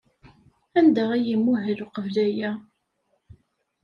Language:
Kabyle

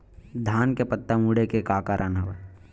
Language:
Chhattisgarhi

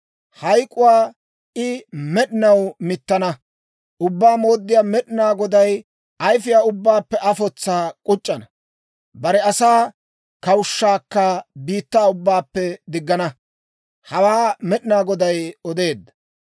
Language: Dawro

